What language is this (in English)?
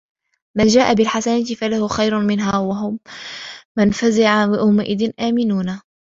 Arabic